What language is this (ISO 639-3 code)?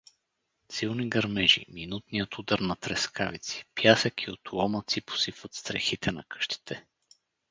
bul